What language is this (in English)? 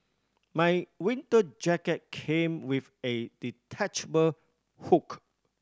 English